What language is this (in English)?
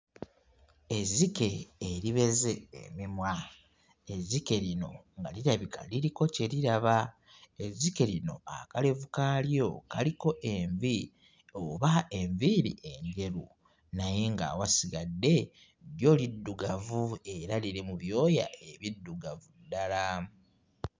Ganda